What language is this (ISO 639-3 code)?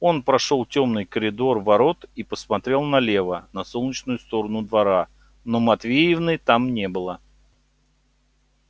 rus